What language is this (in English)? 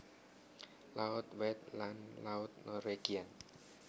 Javanese